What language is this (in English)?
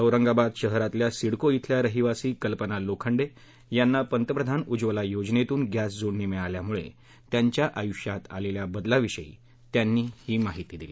Marathi